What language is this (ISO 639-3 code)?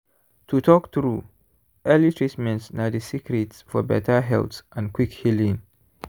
pcm